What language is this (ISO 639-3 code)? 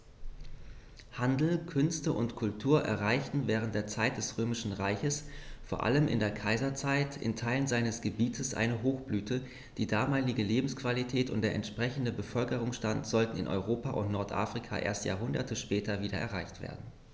deu